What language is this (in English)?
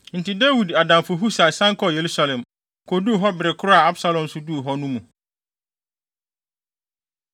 Akan